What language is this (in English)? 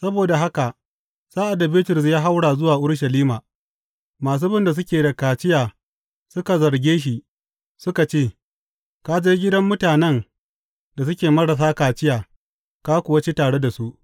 Hausa